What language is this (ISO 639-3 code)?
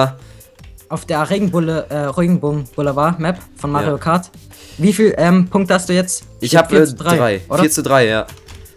deu